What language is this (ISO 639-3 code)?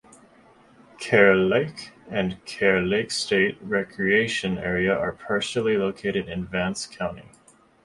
eng